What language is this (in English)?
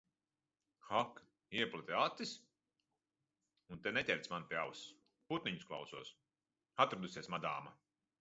Latvian